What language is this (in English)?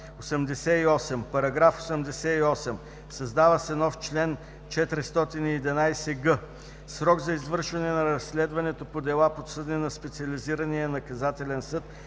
Bulgarian